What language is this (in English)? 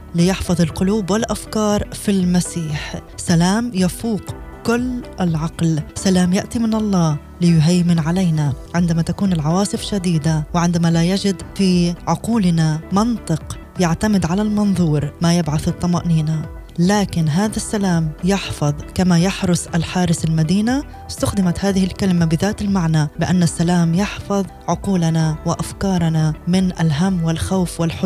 Arabic